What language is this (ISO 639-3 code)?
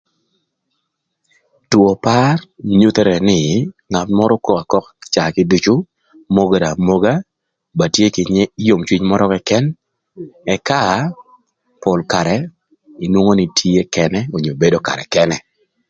lth